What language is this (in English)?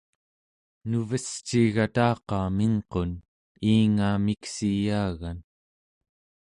Central Yupik